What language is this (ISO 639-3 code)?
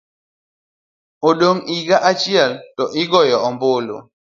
luo